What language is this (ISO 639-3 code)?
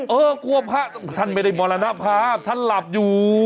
tha